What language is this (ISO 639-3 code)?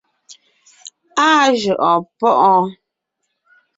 nnh